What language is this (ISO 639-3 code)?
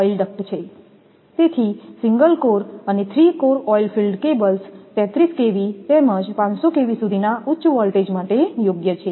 guj